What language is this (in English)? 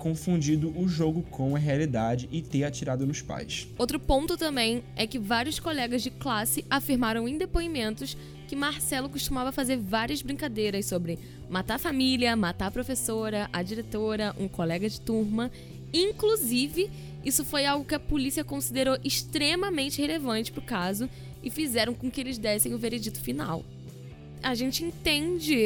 Portuguese